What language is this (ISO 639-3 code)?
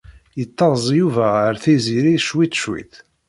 kab